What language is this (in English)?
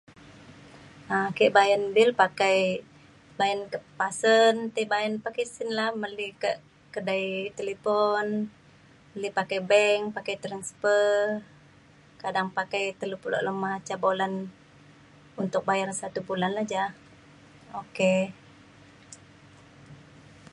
Mainstream Kenyah